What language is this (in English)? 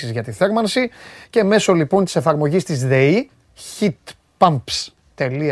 Greek